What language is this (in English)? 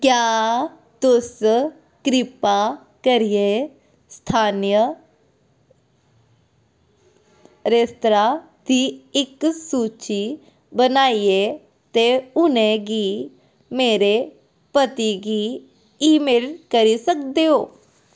Dogri